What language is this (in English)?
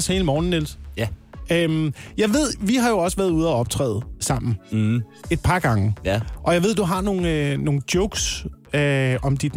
Danish